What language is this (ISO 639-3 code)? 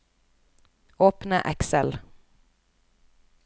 nor